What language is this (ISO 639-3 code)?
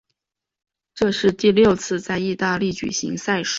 zho